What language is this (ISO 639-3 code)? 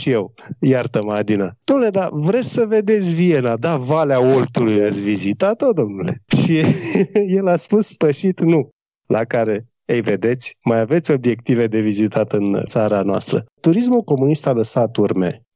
ron